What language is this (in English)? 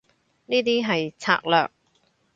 Cantonese